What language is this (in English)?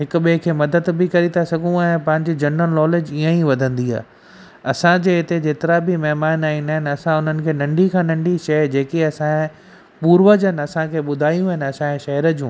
Sindhi